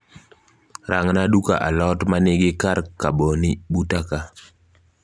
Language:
Luo (Kenya and Tanzania)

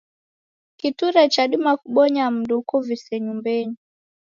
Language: Taita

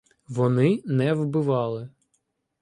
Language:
Ukrainian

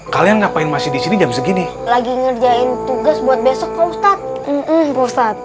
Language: Indonesian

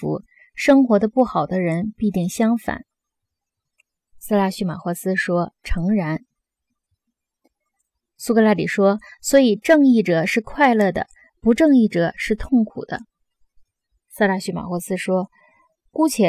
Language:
Chinese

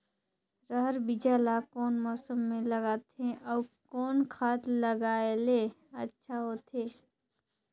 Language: Chhattisgarhi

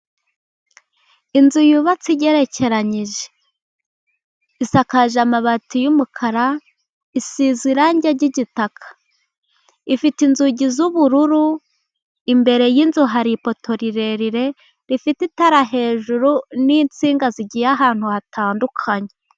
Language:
Kinyarwanda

